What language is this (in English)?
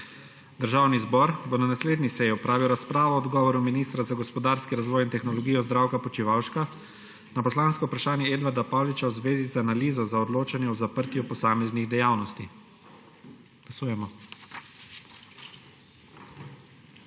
Slovenian